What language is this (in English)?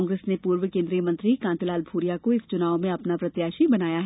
Hindi